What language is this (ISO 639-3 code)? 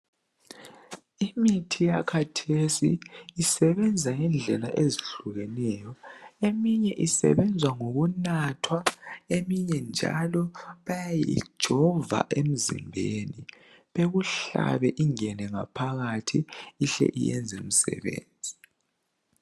nde